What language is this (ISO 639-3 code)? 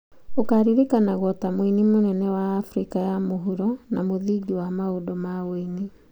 kik